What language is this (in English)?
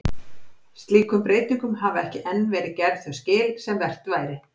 Icelandic